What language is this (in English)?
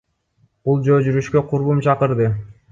Kyrgyz